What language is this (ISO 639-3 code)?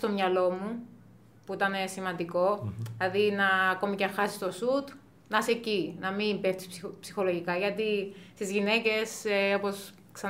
ell